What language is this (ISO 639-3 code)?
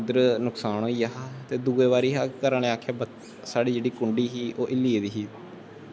doi